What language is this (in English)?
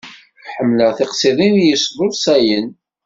Kabyle